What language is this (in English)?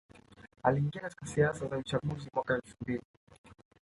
Swahili